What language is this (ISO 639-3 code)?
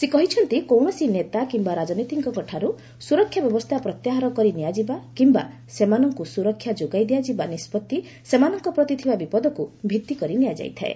ori